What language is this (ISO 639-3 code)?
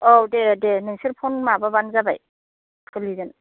brx